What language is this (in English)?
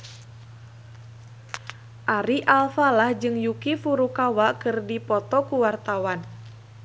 Sundanese